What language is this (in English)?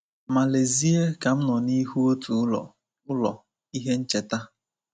Igbo